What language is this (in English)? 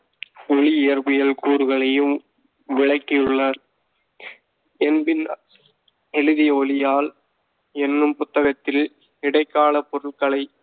Tamil